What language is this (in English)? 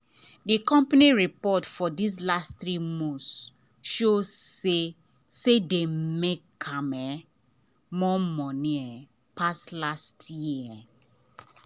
Nigerian Pidgin